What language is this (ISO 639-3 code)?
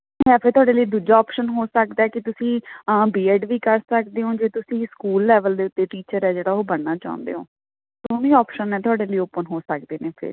pan